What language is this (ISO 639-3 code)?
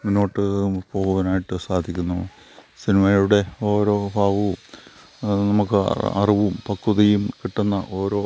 mal